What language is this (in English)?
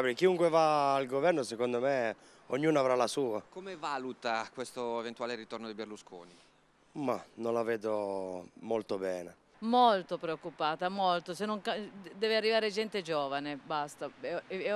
Italian